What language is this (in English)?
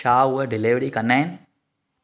Sindhi